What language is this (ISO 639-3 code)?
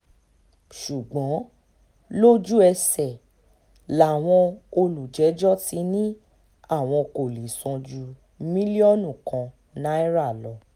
yor